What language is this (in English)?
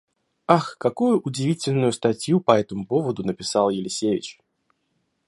Russian